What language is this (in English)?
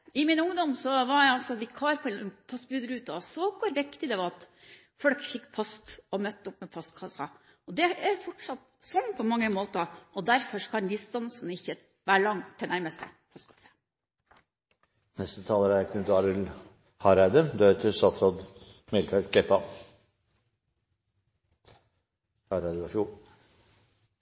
Norwegian